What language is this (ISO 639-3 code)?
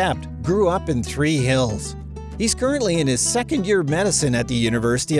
eng